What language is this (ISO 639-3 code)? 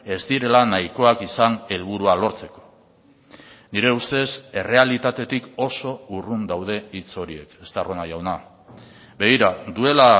eus